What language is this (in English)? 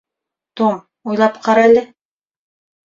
Bashkir